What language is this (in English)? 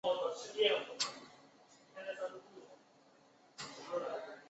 Chinese